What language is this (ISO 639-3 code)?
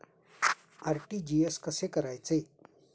mar